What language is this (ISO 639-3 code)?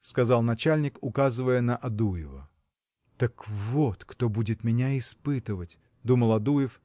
rus